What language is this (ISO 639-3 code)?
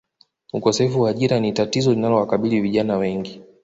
swa